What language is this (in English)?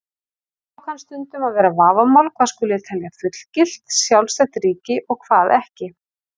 Icelandic